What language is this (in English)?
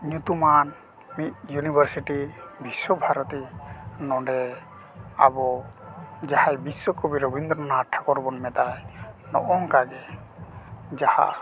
Santali